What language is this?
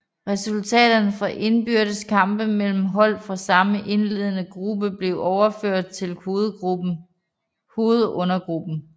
Danish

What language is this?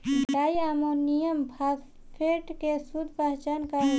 Bhojpuri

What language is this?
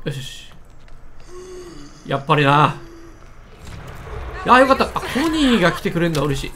Japanese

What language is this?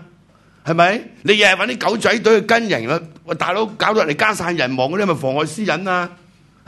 Chinese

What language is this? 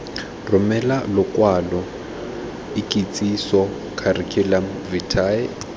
Tswana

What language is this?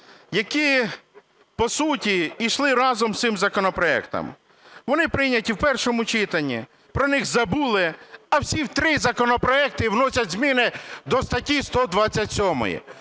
Ukrainian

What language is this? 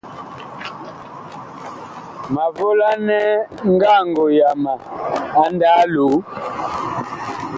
Bakoko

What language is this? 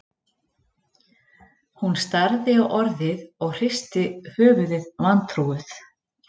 Icelandic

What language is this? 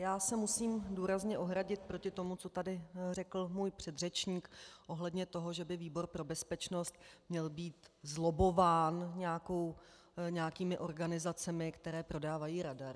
Czech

